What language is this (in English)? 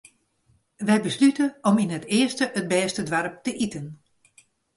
Western Frisian